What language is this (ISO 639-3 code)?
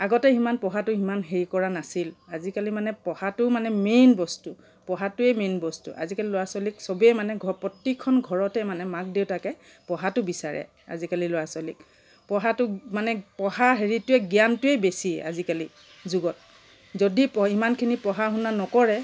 asm